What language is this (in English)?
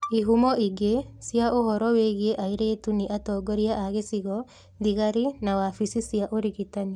Kikuyu